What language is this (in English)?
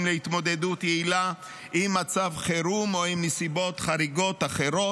Hebrew